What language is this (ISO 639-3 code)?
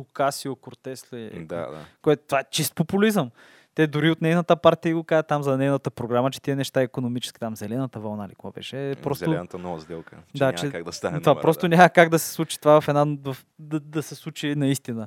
bul